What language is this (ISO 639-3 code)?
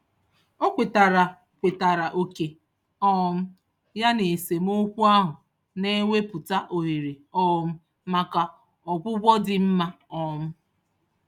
ibo